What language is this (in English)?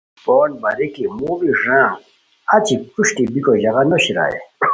Khowar